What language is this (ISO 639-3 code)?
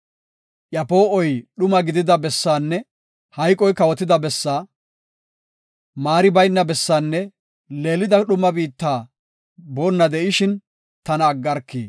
gof